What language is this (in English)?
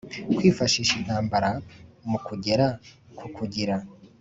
Kinyarwanda